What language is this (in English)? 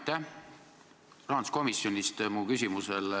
Estonian